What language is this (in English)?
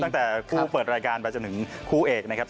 Thai